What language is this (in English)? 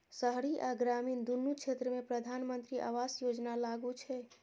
Maithili